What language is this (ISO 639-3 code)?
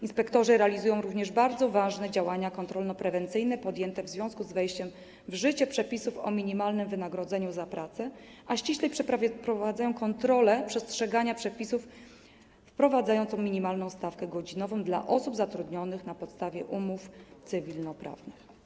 pol